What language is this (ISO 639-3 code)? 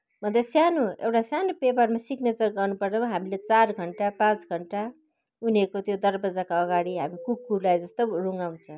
nep